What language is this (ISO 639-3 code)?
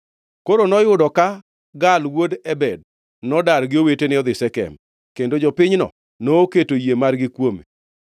luo